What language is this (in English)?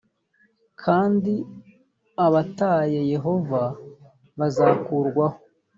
Kinyarwanda